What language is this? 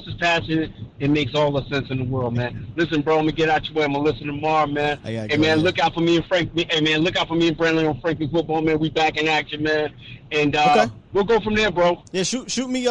English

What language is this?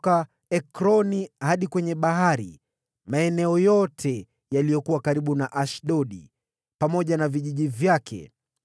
Swahili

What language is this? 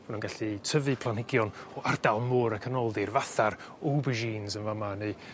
Welsh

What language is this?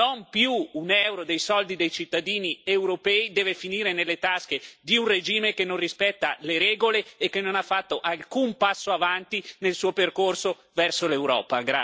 Italian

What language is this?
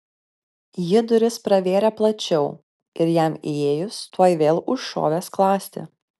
Lithuanian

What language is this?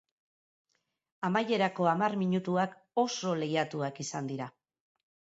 Basque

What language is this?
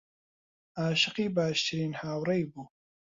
Central Kurdish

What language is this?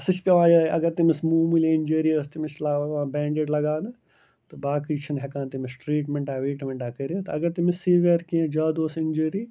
Kashmiri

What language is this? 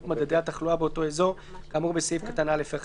Hebrew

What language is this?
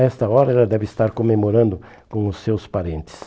Portuguese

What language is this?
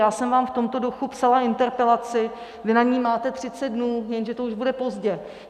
Czech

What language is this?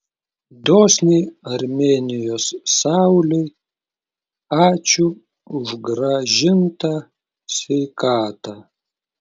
Lithuanian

